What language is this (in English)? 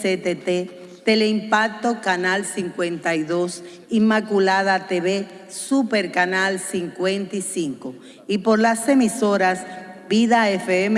Spanish